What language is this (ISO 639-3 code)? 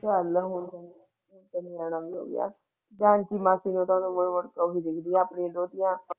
pan